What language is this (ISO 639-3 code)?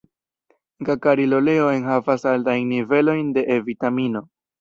epo